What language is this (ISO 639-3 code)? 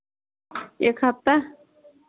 hin